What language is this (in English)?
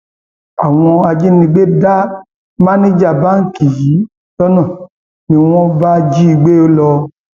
Yoruba